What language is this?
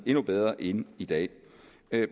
Danish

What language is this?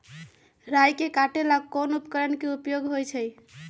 Magahi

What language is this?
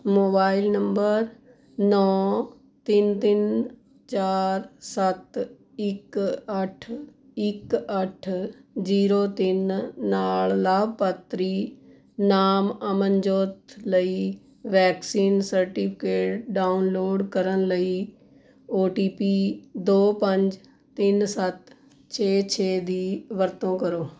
Punjabi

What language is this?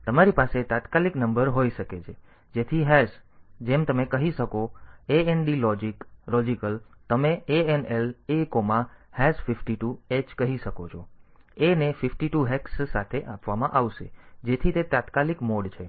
Gujarati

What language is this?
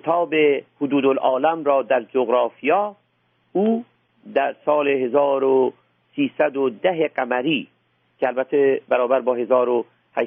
Persian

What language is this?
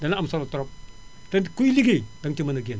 Wolof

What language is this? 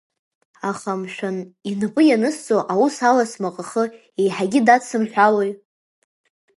Abkhazian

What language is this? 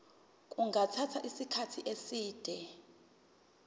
Zulu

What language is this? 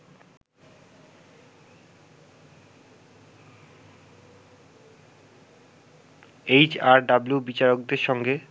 Bangla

